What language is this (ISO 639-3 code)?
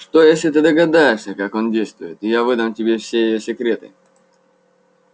rus